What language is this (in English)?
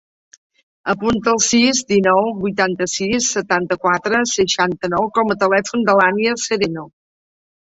Catalan